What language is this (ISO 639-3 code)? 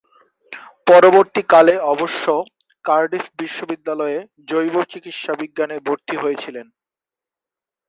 ben